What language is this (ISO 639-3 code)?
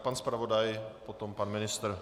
ces